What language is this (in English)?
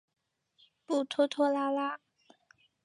Chinese